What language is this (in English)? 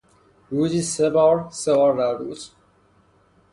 Persian